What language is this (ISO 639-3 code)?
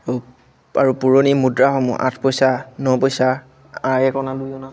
asm